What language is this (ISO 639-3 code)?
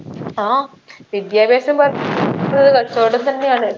mal